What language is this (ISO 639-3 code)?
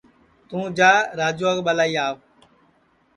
ssi